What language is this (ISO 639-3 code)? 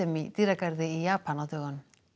isl